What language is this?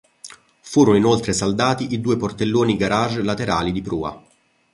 Italian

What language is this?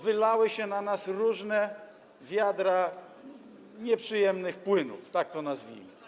Polish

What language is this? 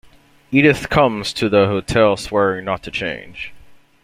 English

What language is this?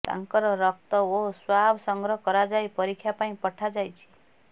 Odia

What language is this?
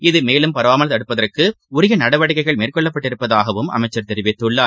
Tamil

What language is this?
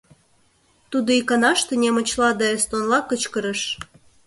Mari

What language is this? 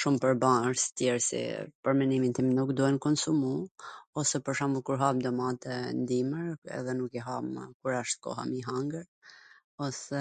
Gheg Albanian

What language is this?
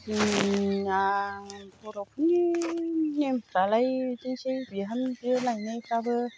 Bodo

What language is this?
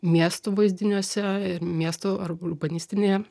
Lithuanian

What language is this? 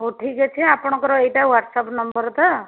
Odia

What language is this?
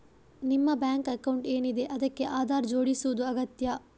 Kannada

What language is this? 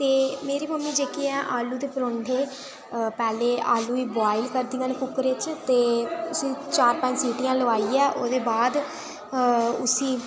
Dogri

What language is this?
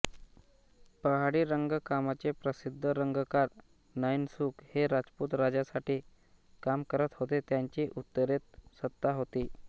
Marathi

